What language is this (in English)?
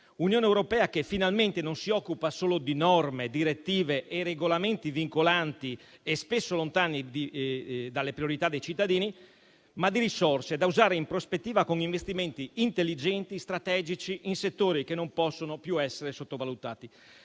Italian